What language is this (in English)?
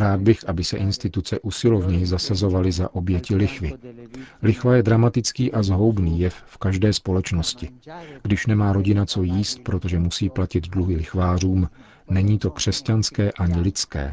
Czech